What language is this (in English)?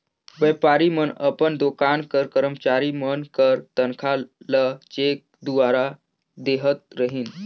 Chhattisgarhi